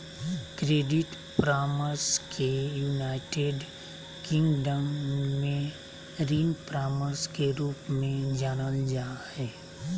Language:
Magahi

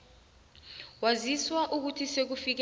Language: South Ndebele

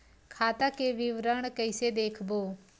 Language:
Chhattisgarhi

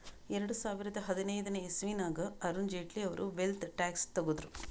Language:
Kannada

